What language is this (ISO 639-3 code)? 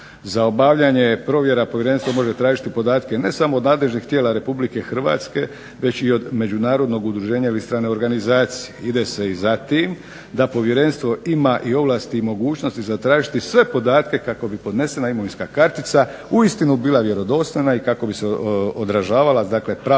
hrv